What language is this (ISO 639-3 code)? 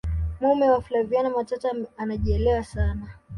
swa